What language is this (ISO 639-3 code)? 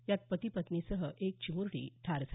mar